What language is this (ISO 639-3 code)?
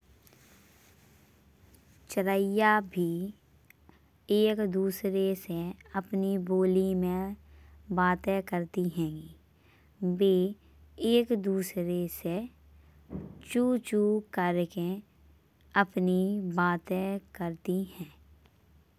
bns